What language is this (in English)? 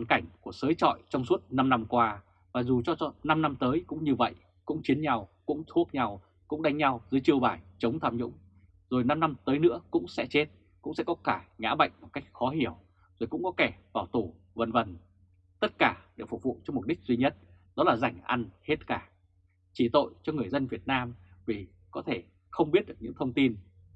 Vietnamese